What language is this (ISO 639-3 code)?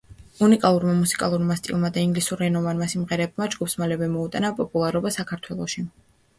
kat